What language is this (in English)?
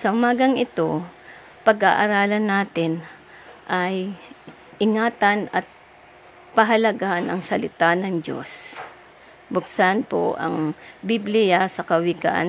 Filipino